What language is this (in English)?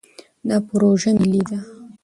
Pashto